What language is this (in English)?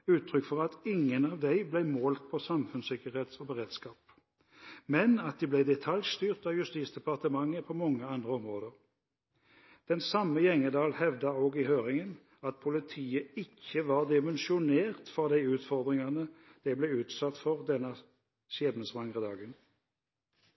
Norwegian Bokmål